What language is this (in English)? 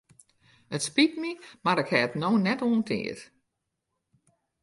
Western Frisian